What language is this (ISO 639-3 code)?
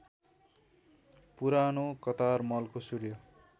nep